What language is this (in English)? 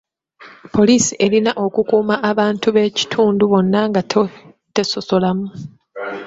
Ganda